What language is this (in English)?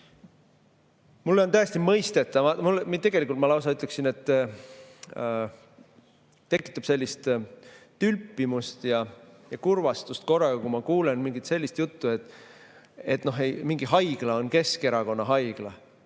Estonian